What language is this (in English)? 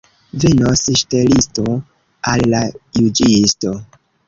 Esperanto